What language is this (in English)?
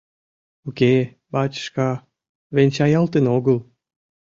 Mari